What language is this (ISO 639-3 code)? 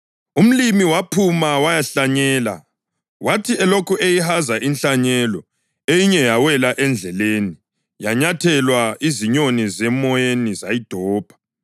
nde